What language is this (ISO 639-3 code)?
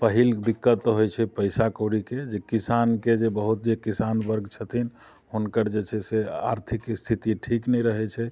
mai